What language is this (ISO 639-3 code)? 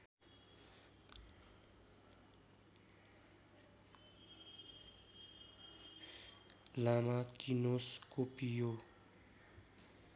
nep